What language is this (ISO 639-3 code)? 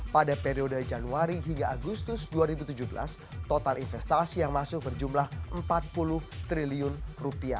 ind